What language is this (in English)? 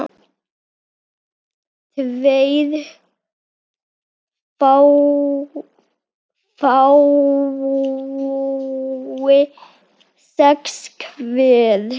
Icelandic